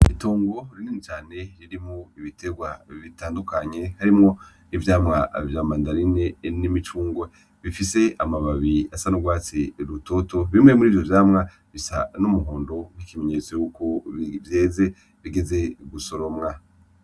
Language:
Rundi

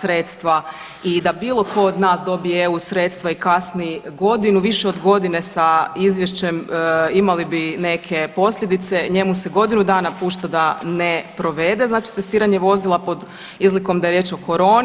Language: Croatian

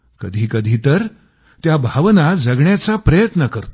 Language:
Marathi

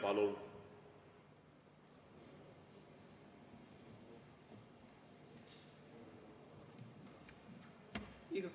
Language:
Estonian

